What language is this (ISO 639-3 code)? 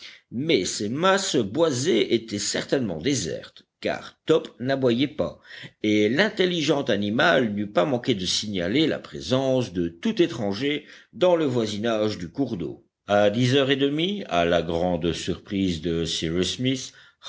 fra